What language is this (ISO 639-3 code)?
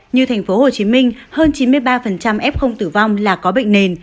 vie